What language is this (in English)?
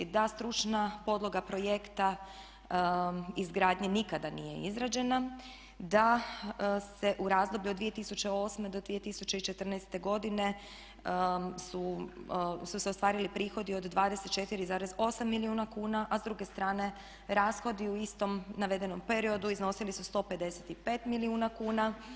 Croatian